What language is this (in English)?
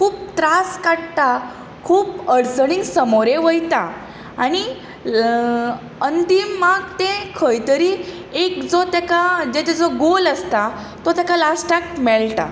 Konkani